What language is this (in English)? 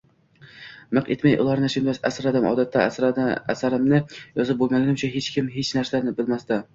Uzbek